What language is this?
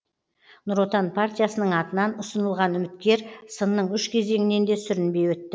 Kazakh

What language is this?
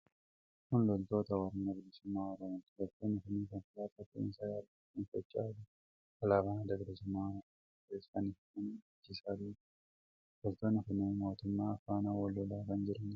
Oromo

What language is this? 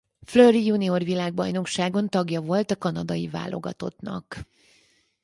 Hungarian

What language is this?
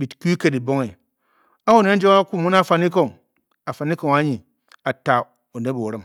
Bokyi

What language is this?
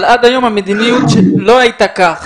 Hebrew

